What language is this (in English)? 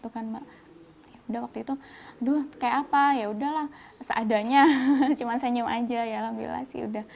Indonesian